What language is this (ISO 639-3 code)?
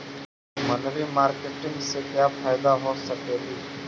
mag